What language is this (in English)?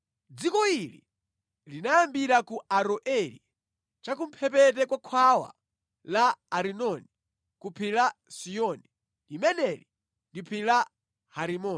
Nyanja